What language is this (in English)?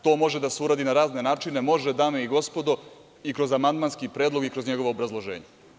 Serbian